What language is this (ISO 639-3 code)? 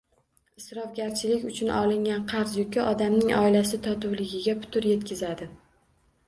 uzb